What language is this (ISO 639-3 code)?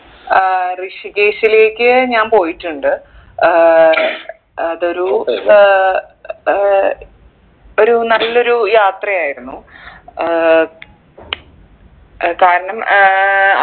mal